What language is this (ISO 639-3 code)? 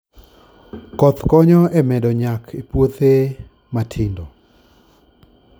luo